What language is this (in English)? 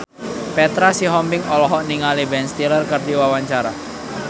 Sundanese